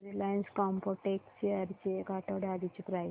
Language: Marathi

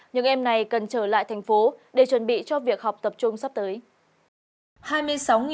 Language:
Vietnamese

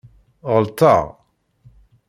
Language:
Kabyle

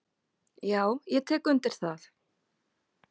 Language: Icelandic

